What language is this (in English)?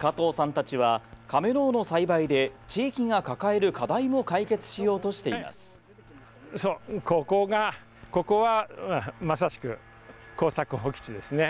Japanese